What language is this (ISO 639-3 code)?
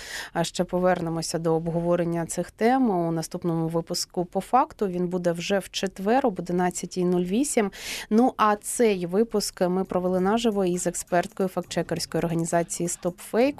ukr